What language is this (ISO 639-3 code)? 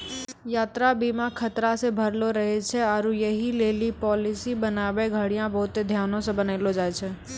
mai